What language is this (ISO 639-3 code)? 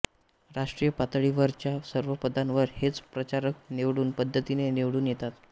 mar